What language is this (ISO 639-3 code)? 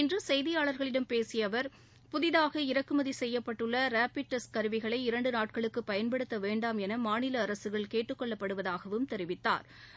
tam